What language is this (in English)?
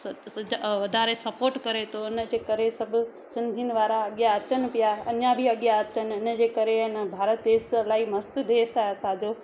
Sindhi